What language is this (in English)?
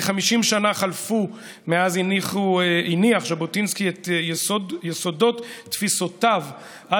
Hebrew